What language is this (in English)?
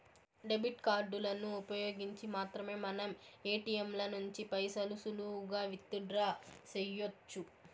Telugu